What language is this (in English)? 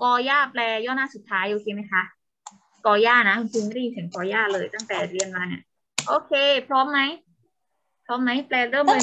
Thai